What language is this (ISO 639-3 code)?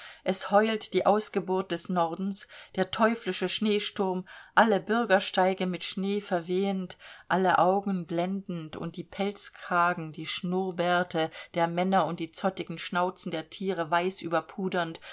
deu